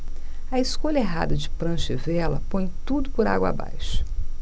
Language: Portuguese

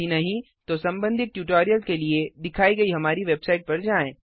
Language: Hindi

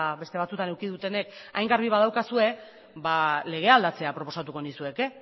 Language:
Basque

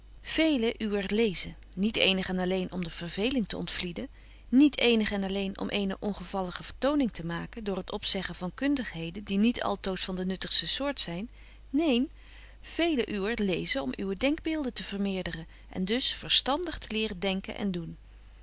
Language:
Dutch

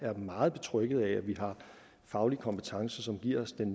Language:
Danish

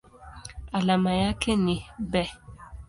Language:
Swahili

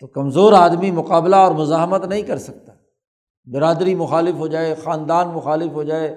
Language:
Urdu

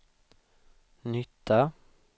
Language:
Swedish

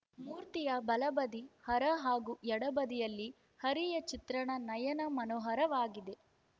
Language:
Kannada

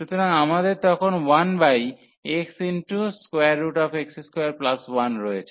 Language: Bangla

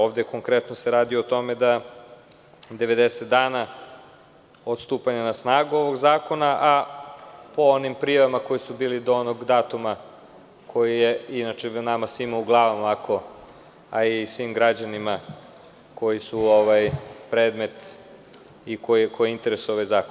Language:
Serbian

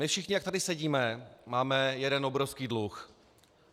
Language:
Czech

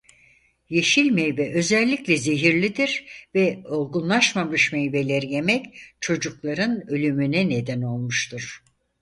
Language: Turkish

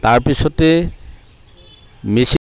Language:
Assamese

